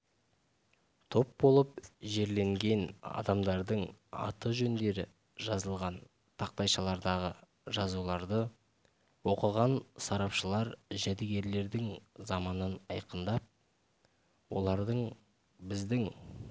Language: Kazakh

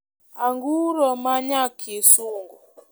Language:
Luo (Kenya and Tanzania)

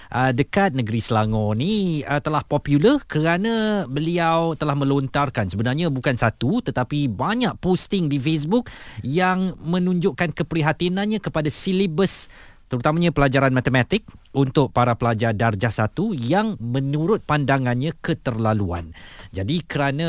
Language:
Malay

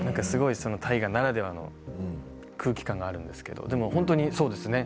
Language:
Japanese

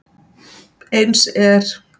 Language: Icelandic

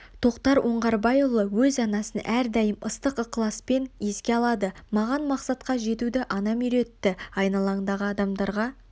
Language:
Kazakh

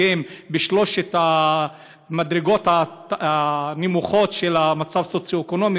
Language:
Hebrew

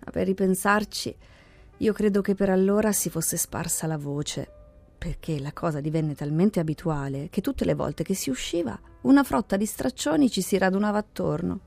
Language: Italian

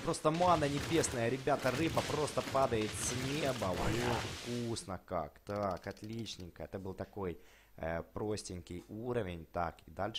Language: Russian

